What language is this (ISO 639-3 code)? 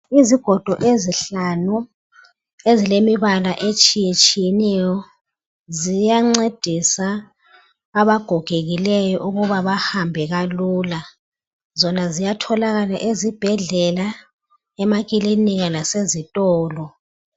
nde